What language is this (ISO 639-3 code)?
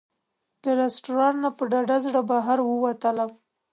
pus